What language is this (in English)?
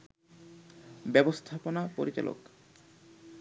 Bangla